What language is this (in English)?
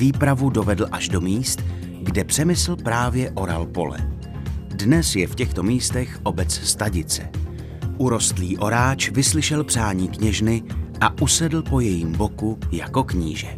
Czech